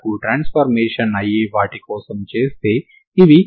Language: Telugu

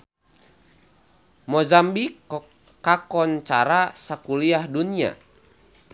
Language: Sundanese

